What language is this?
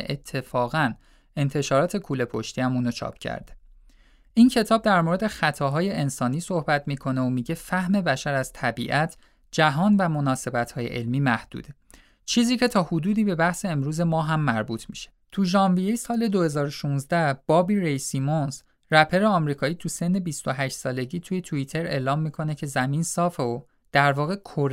Persian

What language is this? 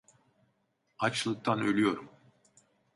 Turkish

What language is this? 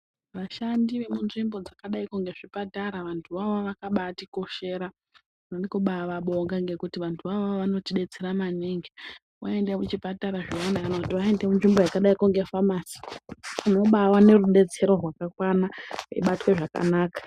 Ndau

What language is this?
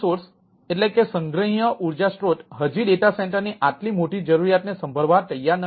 Gujarati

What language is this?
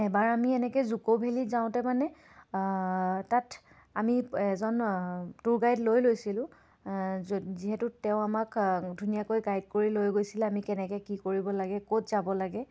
Assamese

